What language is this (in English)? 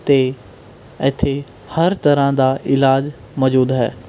Punjabi